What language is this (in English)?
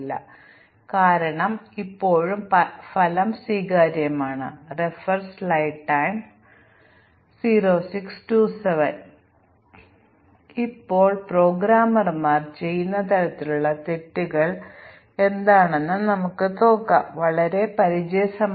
Malayalam